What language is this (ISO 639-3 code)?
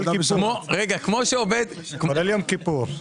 heb